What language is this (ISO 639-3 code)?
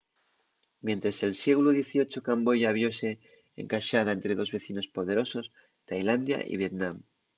ast